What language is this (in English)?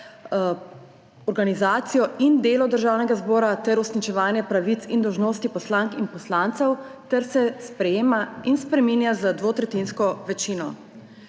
Slovenian